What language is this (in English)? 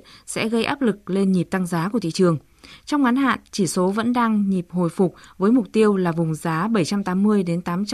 Vietnamese